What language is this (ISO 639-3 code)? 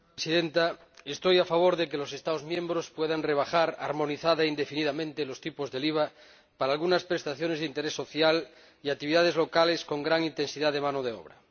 spa